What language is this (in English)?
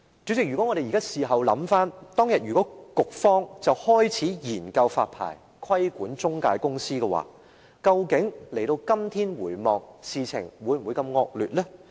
Cantonese